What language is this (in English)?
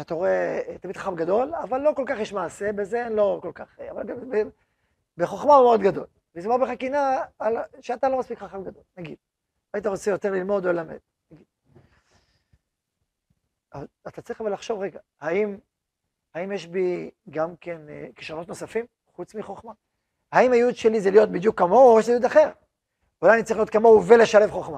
Hebrew